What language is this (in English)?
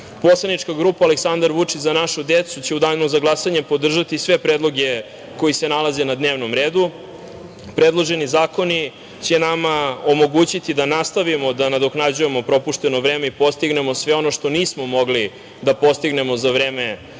Serbian